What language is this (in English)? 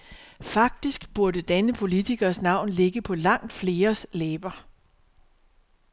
Danish